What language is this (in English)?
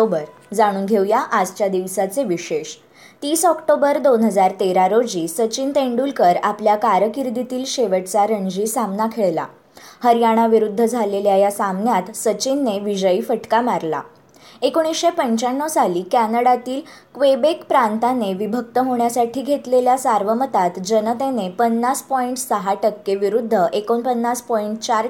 Marathi